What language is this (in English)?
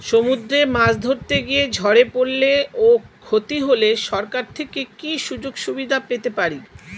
Bangla